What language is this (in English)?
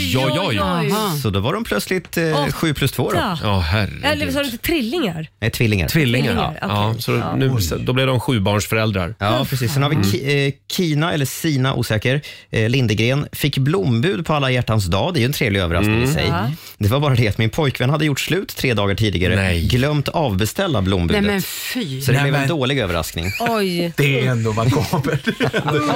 Swedish